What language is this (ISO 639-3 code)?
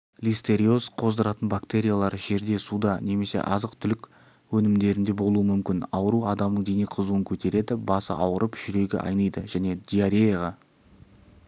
kaz